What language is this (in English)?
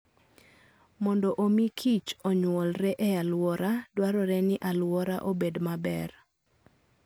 Luo (Kenya and Tanzania)